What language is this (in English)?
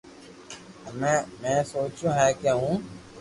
Loarki